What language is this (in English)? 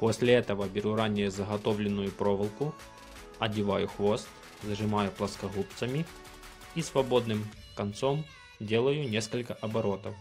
Russian